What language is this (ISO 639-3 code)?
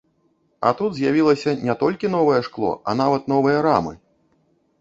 bel